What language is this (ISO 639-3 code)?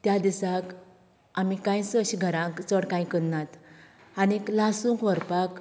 kok